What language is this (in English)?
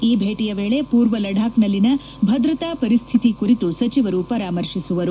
Kannada